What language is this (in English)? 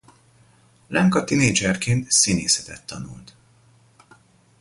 Hungarian